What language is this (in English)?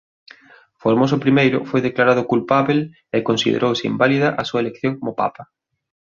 Galician